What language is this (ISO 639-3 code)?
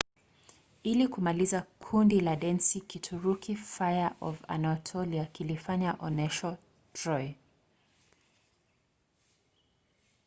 swa